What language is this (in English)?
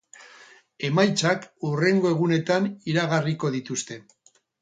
Basque